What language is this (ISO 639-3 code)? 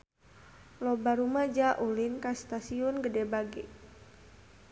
sun